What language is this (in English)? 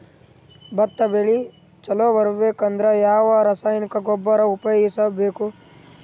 Kannada